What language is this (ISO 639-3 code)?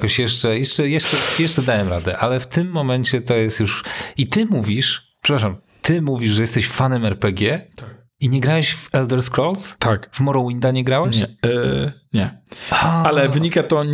pol